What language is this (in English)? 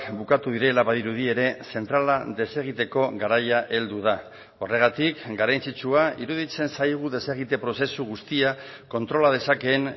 Basque